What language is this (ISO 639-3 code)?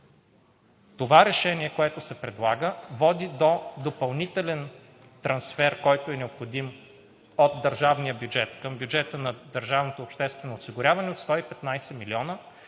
bul